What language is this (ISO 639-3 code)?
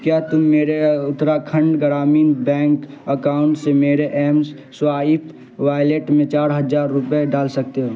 urd